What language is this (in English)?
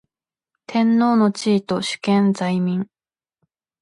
Japanese